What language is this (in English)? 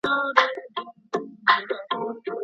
Pashto